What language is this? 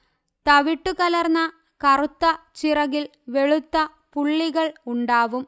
Malayalam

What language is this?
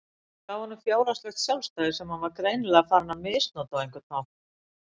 Icelandic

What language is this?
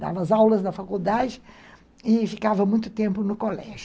Portuguese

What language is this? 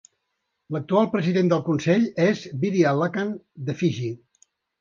Catalan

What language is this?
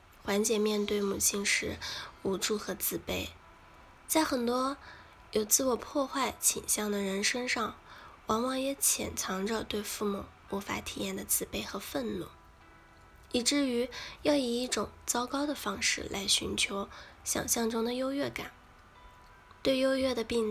Chinese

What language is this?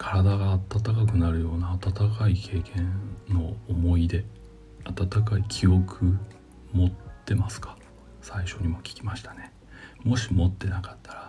Japanese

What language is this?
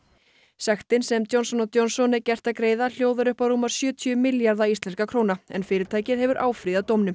Icelandic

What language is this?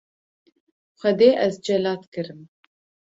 Kurdish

